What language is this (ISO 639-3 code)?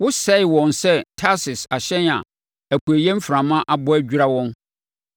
aka